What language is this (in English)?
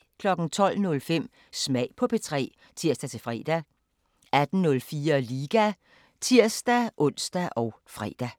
Danish